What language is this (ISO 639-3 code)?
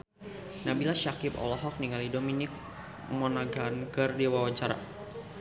sun